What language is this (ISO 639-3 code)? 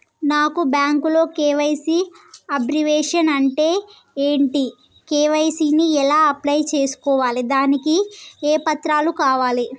tel